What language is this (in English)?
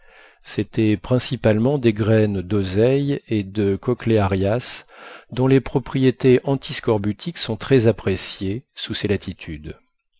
French